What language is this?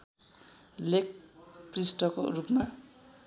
Nepali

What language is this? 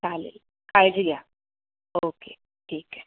Marathi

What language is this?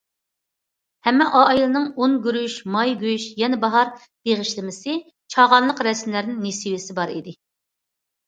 Uyghur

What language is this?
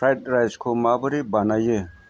Bodo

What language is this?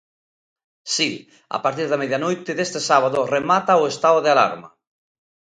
Galician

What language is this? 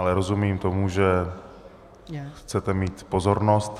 Czech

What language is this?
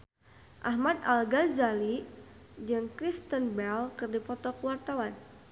Sundanese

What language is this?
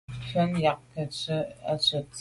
Medumba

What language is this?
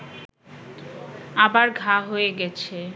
Bangla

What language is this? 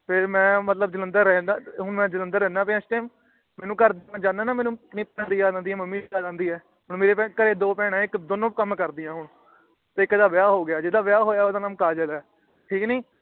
Punjabi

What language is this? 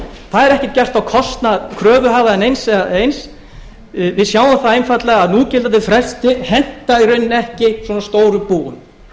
Icelandic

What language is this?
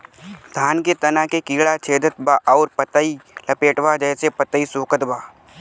Bhojpuri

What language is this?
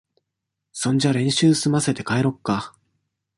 Japanese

